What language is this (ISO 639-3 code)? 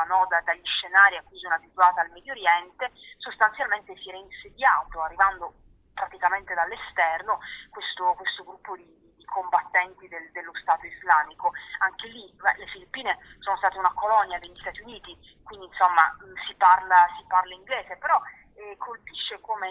ita